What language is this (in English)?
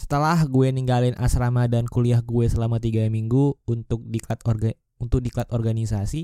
Indonesian